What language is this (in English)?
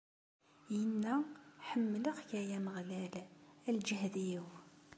Kabyle